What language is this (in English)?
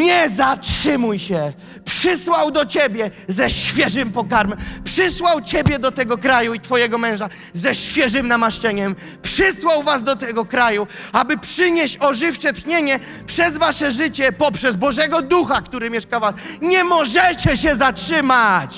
Polish